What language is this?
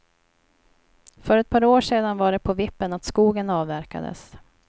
Swedish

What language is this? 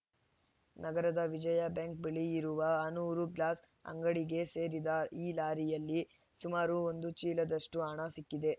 Kannada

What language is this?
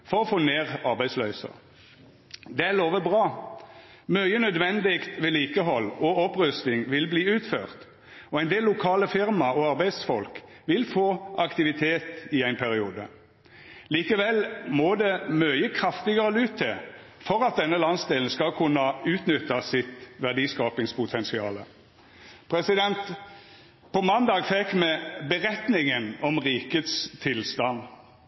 Norwegian Nynorsk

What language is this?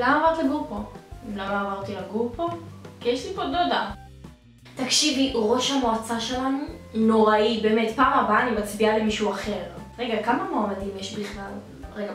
Hebrew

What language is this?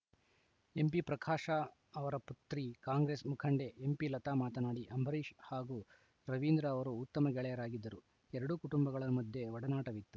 Kannada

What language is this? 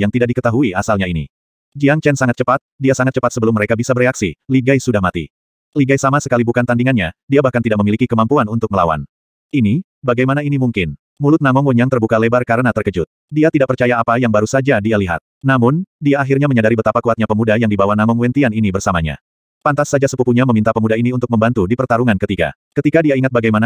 Indonesian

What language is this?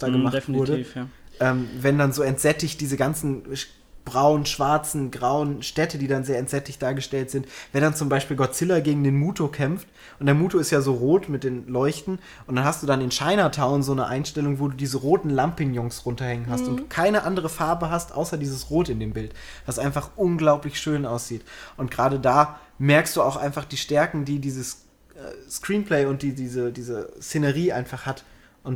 German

